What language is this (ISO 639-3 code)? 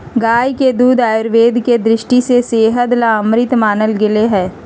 mag